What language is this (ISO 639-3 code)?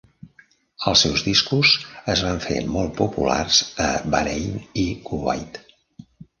cat